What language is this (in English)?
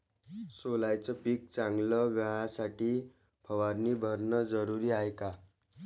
Marathi